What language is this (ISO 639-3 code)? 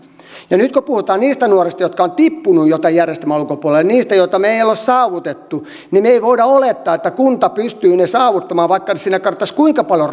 fin